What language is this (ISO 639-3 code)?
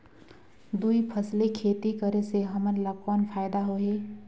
hne